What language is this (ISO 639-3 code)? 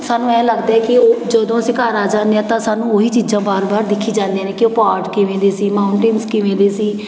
pan